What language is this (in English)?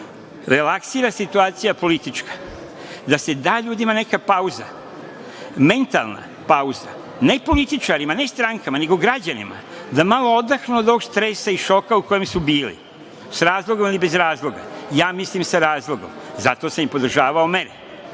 Serbian